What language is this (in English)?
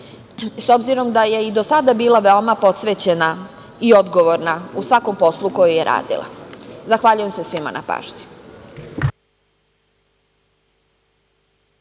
Serbian